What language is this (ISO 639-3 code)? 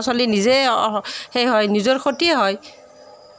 asm